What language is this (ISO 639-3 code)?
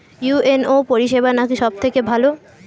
ben